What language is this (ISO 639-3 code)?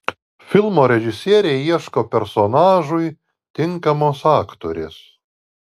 lit